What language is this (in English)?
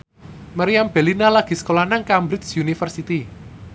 Javanese